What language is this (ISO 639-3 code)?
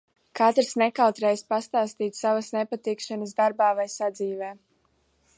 lav